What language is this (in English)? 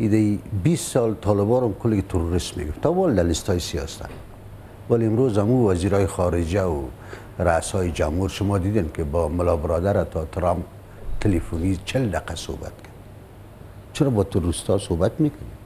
Persian